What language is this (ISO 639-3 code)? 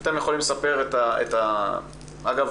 heb